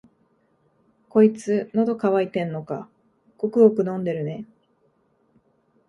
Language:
Japanese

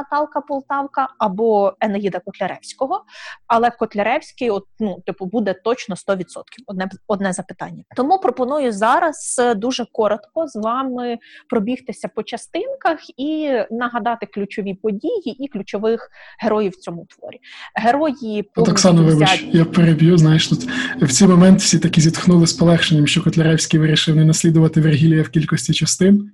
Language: Ukrainian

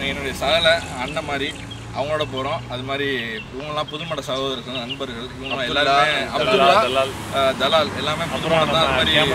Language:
Arabic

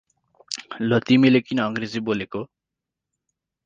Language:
Nepali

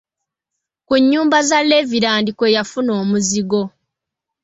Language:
Ganda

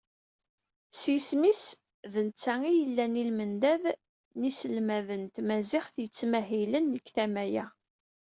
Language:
Kabyle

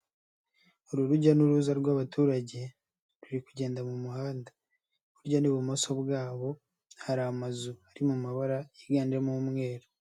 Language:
Kinyarwanda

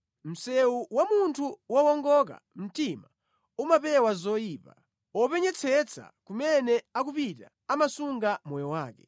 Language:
Nyanja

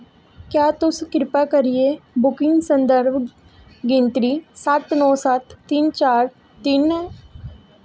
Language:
Dogri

